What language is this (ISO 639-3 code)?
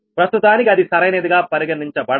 tel